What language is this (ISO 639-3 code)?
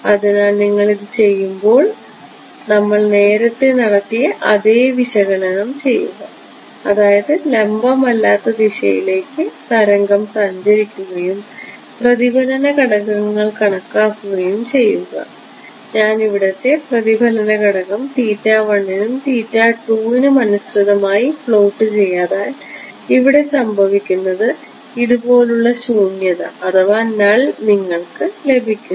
mal